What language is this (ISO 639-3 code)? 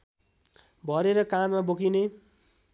nep